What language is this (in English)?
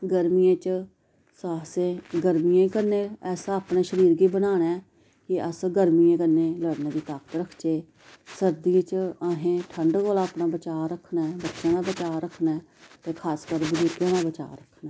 Dogri